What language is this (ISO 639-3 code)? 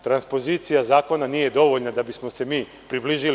srp